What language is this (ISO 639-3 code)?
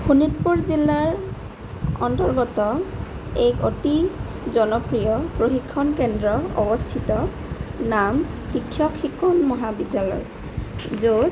asm